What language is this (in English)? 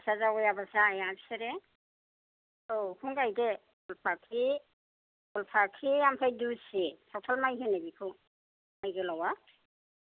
Bodo